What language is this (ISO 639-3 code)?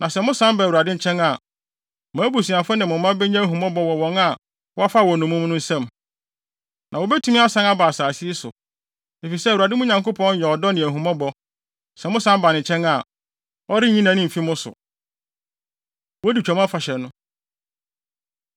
aka